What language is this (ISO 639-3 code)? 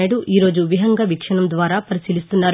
tel